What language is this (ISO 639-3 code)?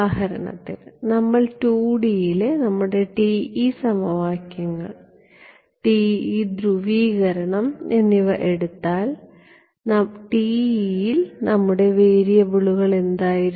mal